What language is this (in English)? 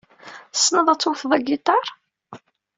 Kabyle